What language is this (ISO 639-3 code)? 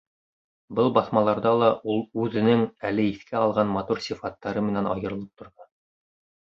bak